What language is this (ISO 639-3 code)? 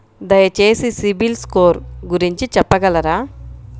tel